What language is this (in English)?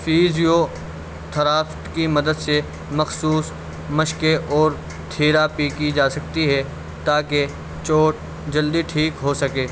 Urdu